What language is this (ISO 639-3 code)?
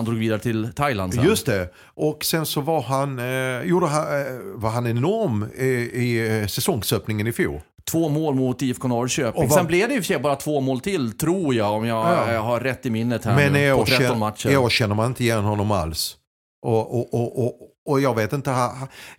swe